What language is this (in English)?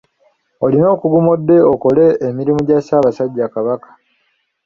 Ganda